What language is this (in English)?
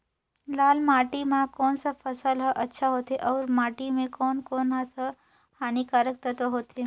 Chhattisgarhi